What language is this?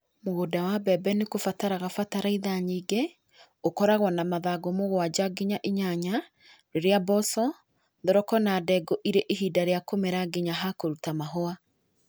Kikuyu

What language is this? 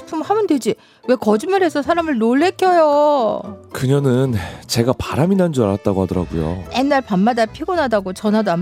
Korean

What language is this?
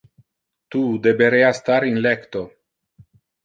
Interlingua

